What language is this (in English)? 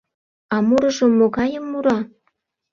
Mari